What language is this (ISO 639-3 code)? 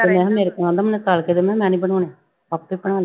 pan